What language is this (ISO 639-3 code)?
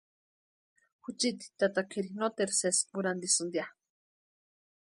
pua